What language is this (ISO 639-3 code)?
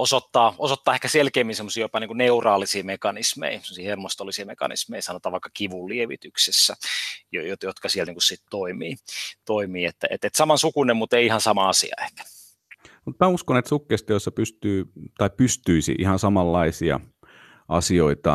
fin